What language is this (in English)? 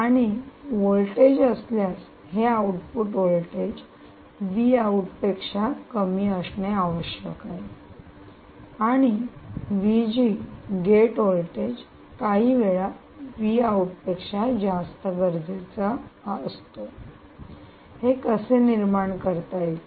Marathi